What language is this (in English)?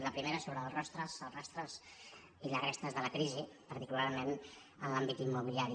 Catalan